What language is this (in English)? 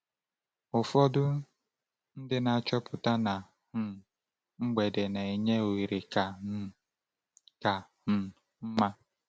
Igbo